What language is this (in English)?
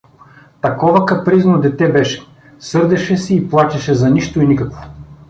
Bulgarian